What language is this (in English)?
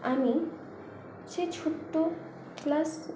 Bangla